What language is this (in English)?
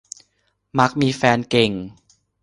Thai